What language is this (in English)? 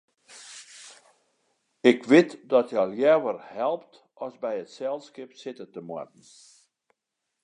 Western Frisian